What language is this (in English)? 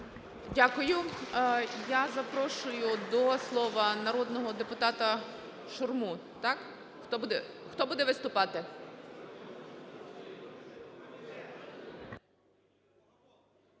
Ukrainian